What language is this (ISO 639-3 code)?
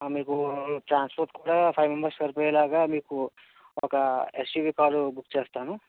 tel